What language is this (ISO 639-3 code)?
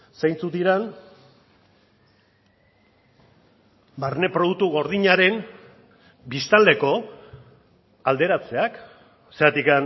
eus